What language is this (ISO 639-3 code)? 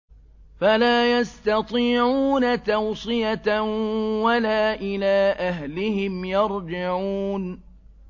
ara